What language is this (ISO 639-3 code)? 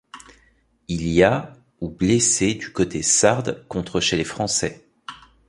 fra